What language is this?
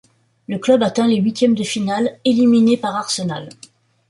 French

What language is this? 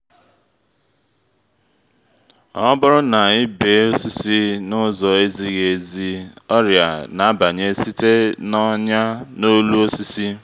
Igbo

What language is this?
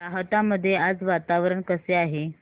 Marathi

